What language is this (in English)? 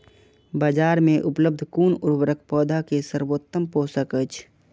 Maithili